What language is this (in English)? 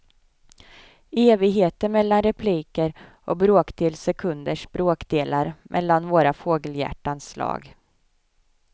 Swedish